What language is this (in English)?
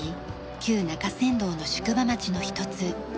Japanese